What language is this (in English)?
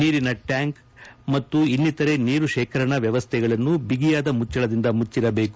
Kannada